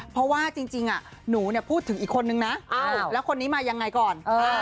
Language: Thai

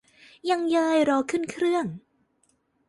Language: Thai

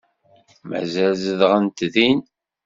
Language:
Kabyle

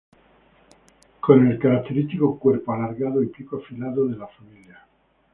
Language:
Spanish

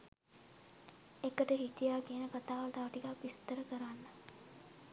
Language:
Sinhala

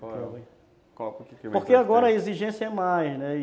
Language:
Portuguese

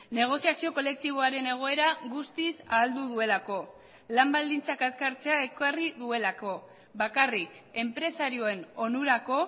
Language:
Basque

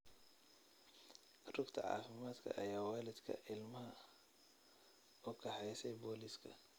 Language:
Somali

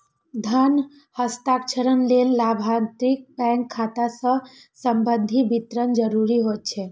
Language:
Maithili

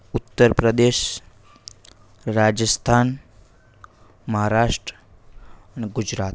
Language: Gujarati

